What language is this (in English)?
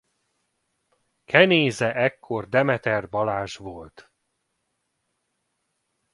Hungarian